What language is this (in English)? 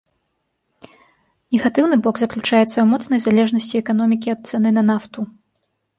Belarusian